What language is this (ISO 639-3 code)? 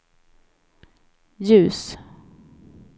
swe